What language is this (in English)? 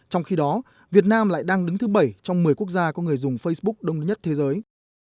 Vietnamese